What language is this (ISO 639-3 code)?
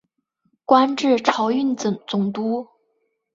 zho